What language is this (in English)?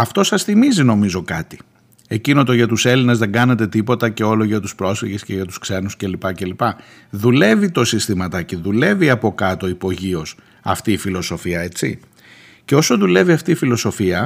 Greek